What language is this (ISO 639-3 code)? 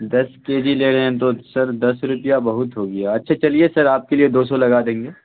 urd